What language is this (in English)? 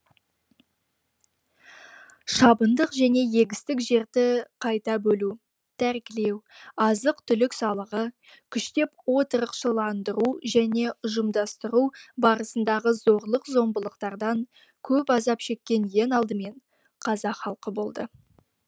Kazakh